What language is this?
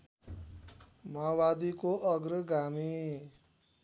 Nepali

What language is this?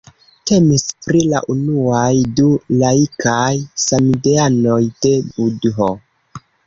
Esperanto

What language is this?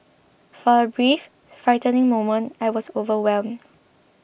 English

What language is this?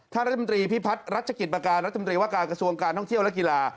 Thai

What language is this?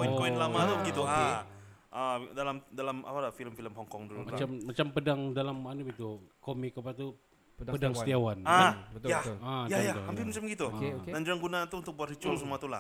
Malay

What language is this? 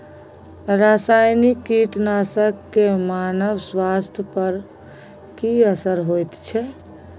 Maithili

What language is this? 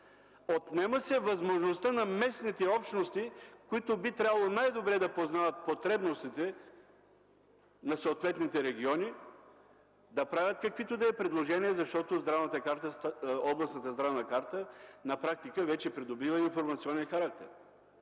Bulgarian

